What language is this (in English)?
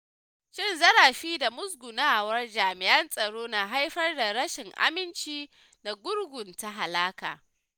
Hausa